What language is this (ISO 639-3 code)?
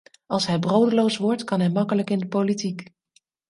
nld